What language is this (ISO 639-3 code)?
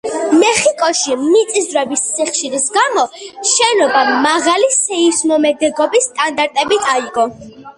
kat